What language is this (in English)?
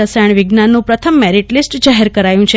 Gujarati